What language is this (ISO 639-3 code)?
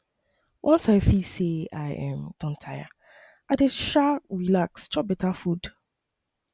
pcm